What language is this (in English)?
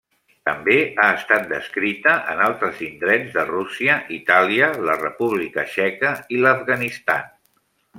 Catalan